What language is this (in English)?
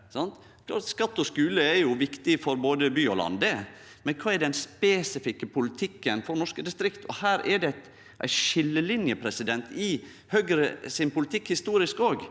Norwegian